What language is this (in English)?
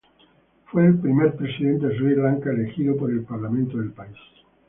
Spanish